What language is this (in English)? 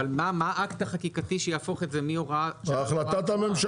Hebrew